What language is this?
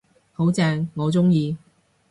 Cantonese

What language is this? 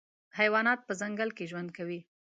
Pashto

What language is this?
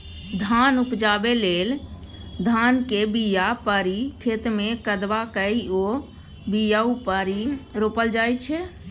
Maithili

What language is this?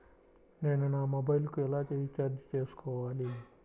Telugu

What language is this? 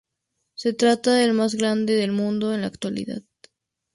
Spanish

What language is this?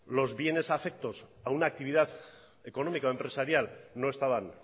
Spanish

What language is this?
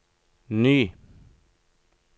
Norwegian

